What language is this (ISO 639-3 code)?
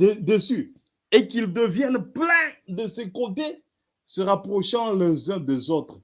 fra